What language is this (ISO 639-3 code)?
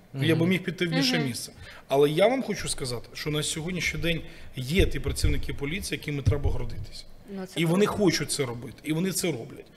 ukr